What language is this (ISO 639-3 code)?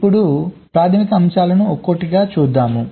tel